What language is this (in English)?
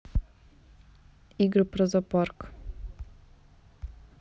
Russian